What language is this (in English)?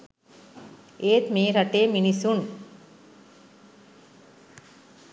Sinhala